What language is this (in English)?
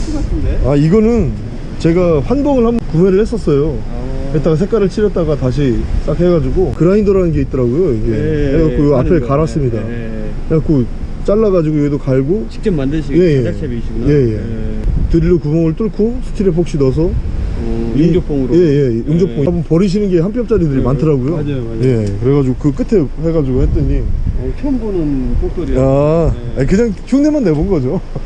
Korean